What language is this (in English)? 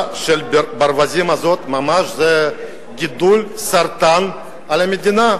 Hebrew